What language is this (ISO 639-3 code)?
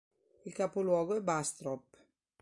ita